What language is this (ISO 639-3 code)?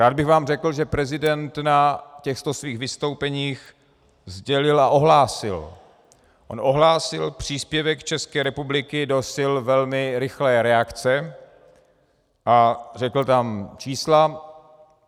ces